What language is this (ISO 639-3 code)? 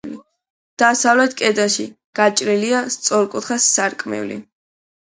kat